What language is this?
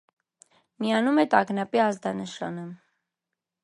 Armenian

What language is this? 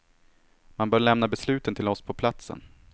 Swedish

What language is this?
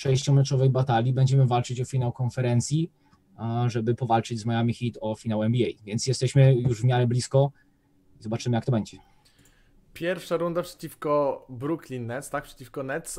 Polish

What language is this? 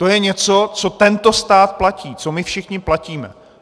Czech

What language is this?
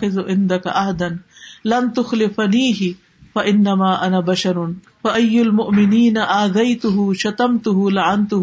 Urdu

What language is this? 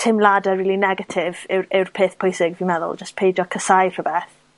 Welsh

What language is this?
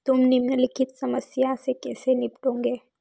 Hindi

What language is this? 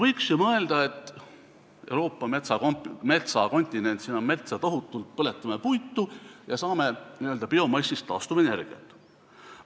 Estonian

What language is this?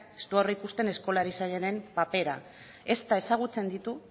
Basque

